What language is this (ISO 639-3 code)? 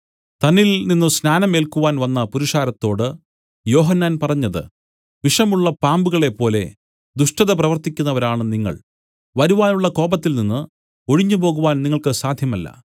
mal